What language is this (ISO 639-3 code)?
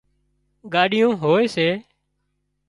kxp